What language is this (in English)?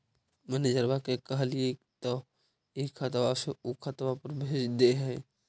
Magahi